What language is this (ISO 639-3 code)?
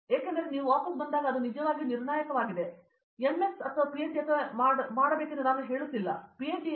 kan